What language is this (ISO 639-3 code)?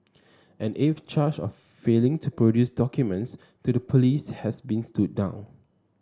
eng